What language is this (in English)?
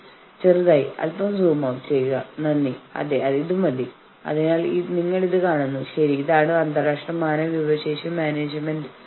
Malayalam